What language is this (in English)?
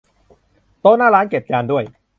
Thai